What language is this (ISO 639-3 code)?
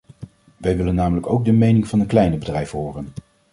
nld